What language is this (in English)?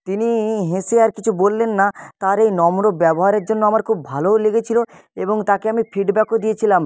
Bangla